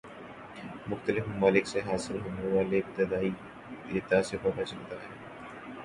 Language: Urdu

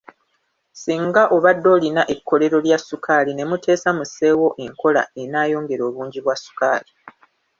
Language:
Ganda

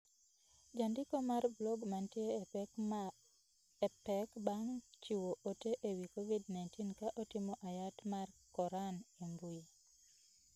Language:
Luo (Kenya and Tanzania)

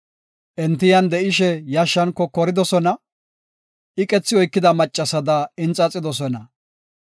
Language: Gofa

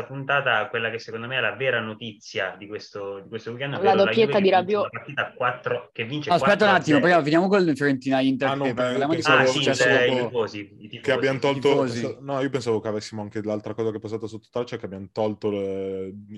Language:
Italian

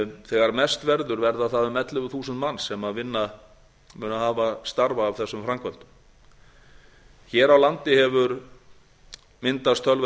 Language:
Icelandic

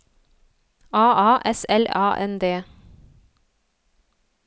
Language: Norwegian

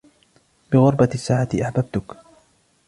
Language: Arabic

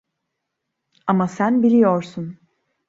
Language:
Turkish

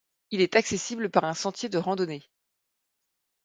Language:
French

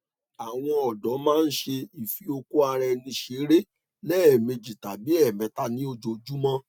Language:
Yoruba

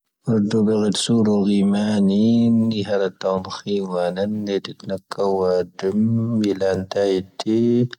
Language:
Tahaggart Tamahaq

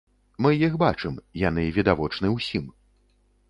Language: Belarusian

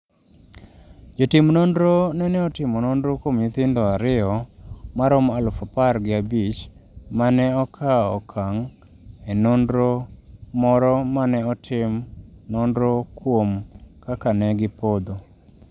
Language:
Luo (Kenya and Tanzania)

